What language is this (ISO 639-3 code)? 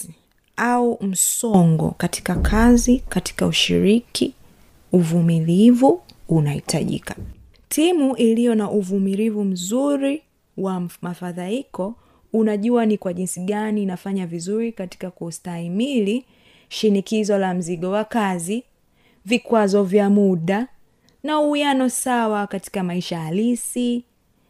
swa